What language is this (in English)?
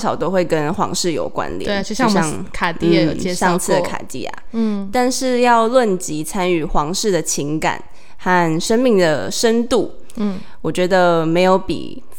Chinese